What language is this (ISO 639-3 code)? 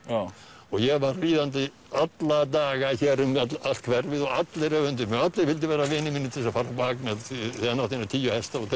isl